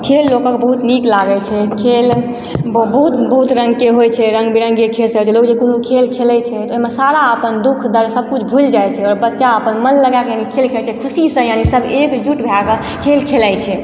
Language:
Maithili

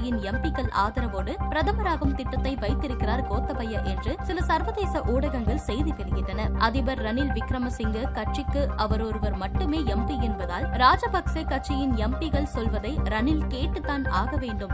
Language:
Tamil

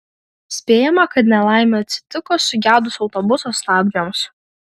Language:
Lithuanian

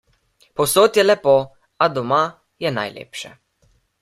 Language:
Slovenian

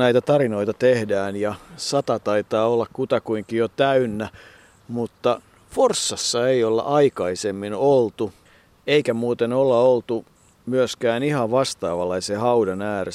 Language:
Finnish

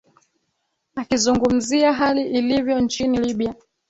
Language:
Swahili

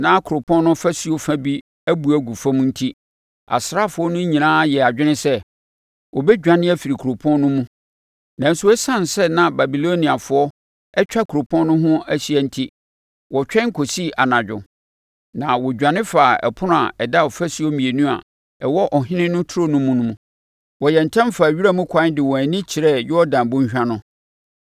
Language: Akan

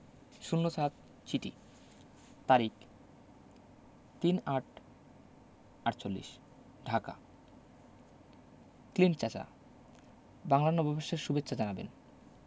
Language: Bangla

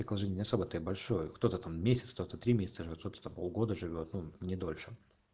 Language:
Russian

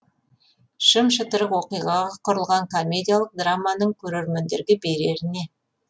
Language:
Kazakh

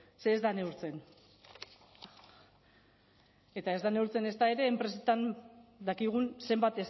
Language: Basque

